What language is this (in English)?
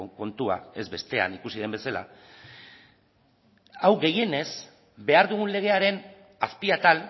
Basque